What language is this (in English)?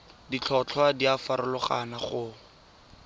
Tswana